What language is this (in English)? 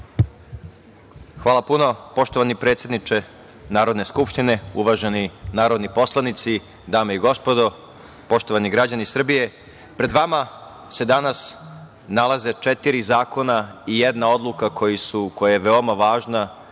Serbian